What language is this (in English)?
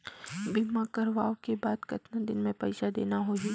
Chhattisgarhi